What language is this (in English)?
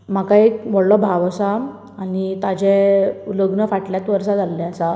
Konkani